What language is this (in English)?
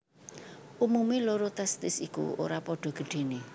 Javanese